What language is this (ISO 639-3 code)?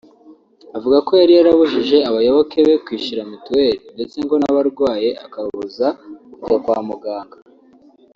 kin